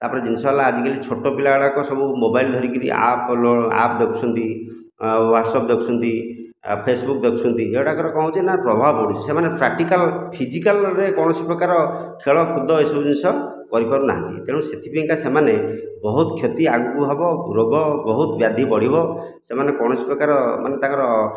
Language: Odia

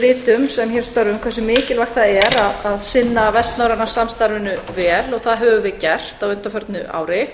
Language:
Icelandic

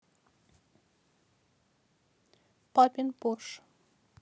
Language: Russian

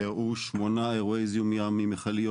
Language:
Hebrew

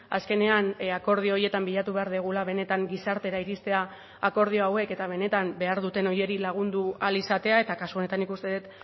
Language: Basque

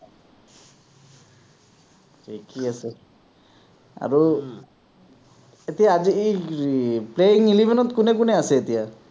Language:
Assamese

